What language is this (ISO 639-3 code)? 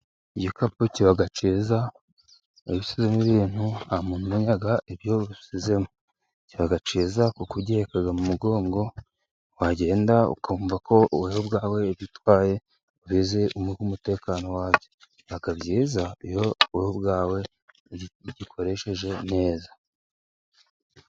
kin